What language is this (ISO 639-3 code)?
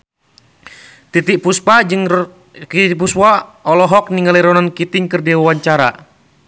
sun